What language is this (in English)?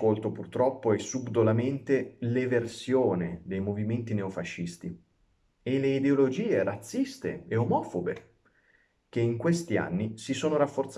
Italian